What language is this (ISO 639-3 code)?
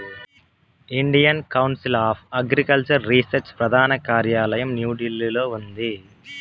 tel